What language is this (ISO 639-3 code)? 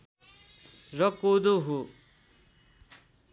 nep